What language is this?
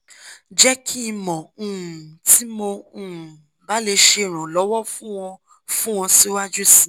Yoruba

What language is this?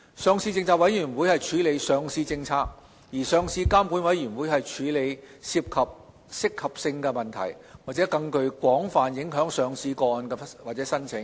Cantonese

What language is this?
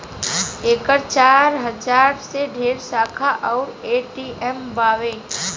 Bhojpuri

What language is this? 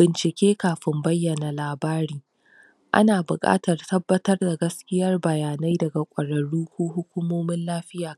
Hausa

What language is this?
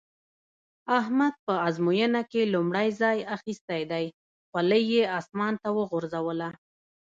Pashto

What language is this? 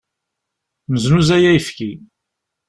Kabyle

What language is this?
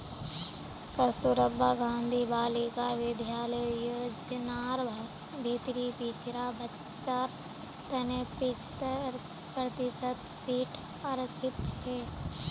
Magahi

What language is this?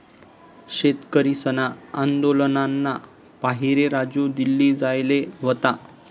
Marathi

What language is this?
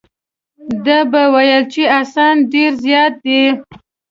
Pashto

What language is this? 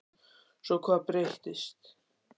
Icelandic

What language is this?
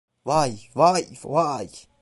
Turkish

